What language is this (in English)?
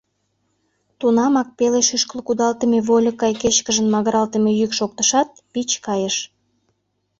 Mari